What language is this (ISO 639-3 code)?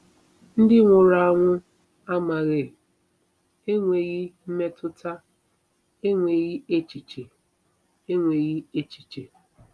ibo